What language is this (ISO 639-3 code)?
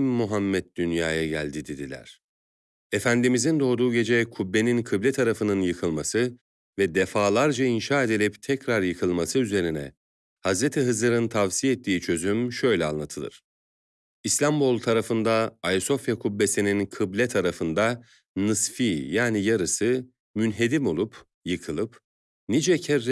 tur